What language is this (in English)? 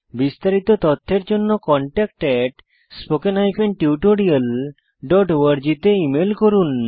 Bangla